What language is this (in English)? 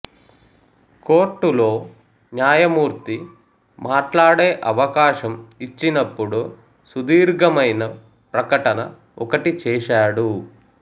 Telugu